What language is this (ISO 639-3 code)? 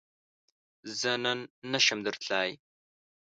pus